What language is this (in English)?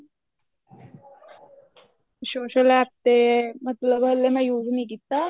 Punjabi